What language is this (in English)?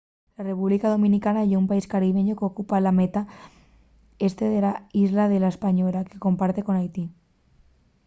Asturian